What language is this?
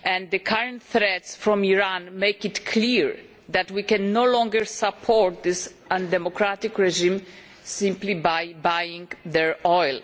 English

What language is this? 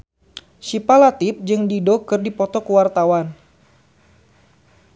Sundanese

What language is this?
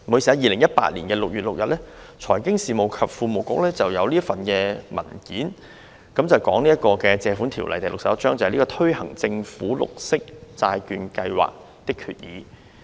Cantonese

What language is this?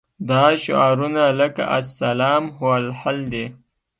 Pashto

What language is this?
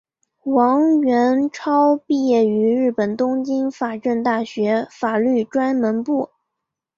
Chinese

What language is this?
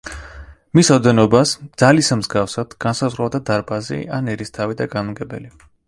Georgian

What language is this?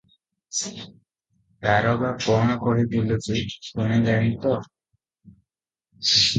Odia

